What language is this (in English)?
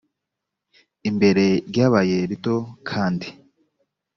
Kinyarwanda